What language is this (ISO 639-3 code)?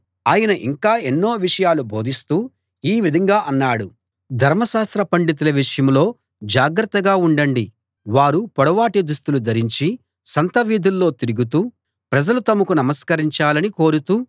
tel